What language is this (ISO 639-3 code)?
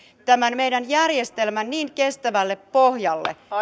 fin